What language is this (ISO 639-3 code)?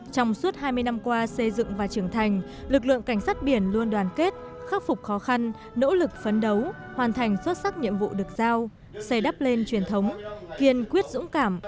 vie